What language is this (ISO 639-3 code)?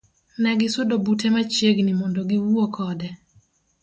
luo